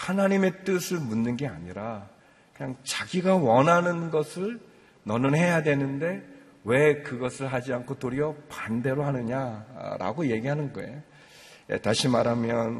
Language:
Korean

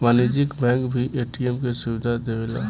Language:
Bhojpuri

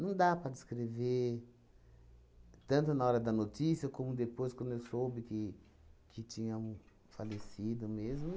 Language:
Portuguese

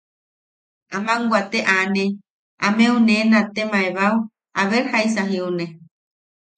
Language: Yaqui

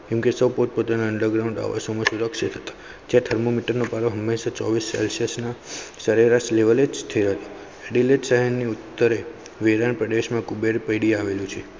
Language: Gujarati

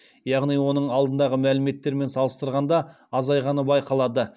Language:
Kazakh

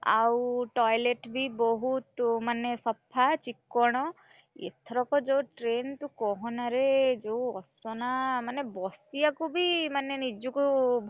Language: Odia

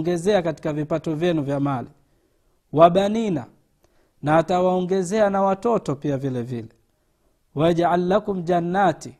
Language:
Swahili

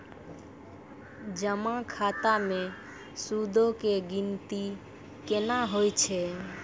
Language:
Maithili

